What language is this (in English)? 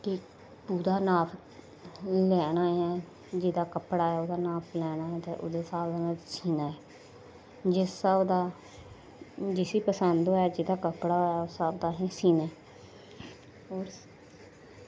Dogri